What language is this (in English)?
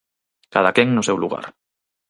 Galician